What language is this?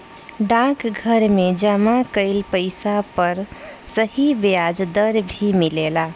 Bhojpuri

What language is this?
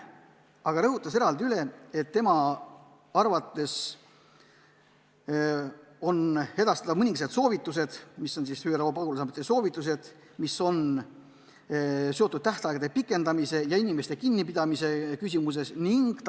Estonian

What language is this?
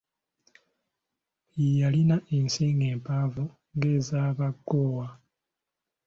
Ganda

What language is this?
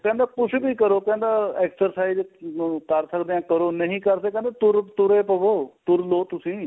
Punjabi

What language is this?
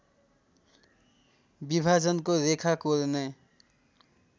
Nepali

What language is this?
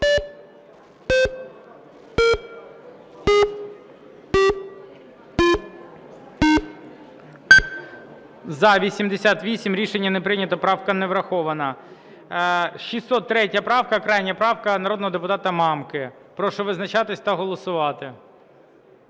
Ukrainian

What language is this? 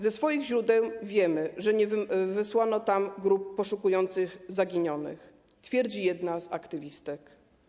Polish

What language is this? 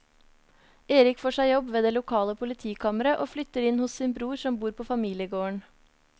Norwegian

